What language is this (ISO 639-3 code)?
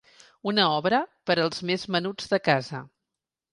cat